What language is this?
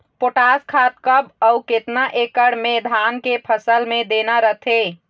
Chhattisgarhi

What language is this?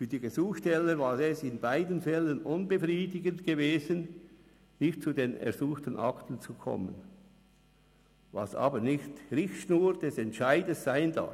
Swiss German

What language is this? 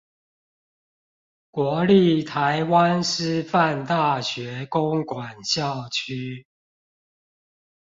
Chinese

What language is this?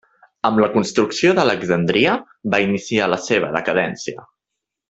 Catalan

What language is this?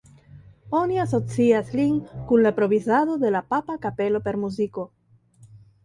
Esperanto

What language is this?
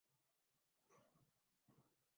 Urdu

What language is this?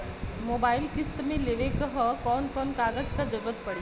Bhojpuri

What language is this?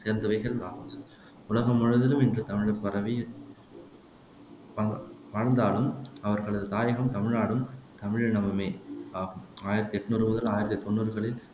Tamil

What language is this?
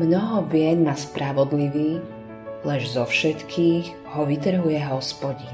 Slovak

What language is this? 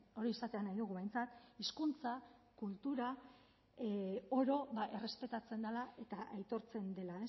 Basque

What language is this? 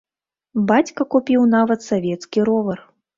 Belarusian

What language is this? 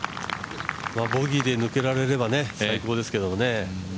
Japanese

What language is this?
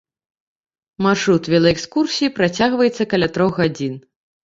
Belarusian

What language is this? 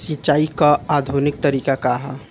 Bhojpuri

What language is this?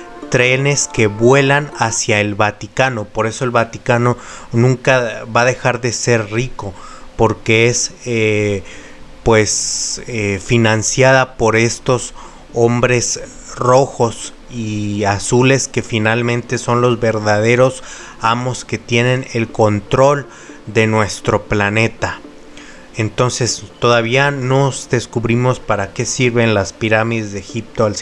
Spanish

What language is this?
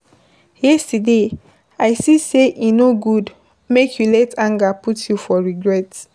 Nigerian Pidgin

